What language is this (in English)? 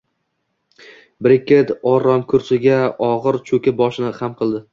Uzbek